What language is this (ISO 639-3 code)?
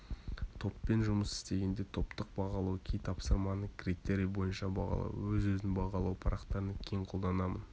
kaz